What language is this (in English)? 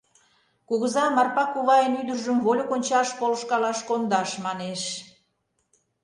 Mari